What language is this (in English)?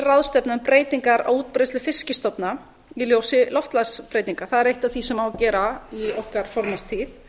Icelandic